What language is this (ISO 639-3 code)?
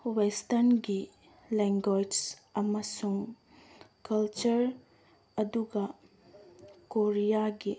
mni